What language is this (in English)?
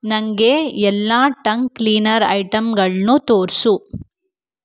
Kannada